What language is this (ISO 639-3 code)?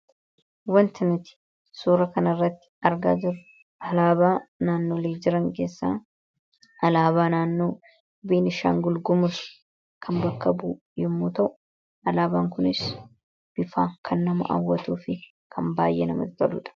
orm